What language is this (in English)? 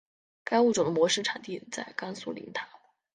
Chinese